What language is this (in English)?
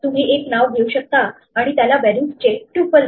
Marathi